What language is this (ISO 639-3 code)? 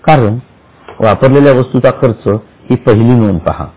mar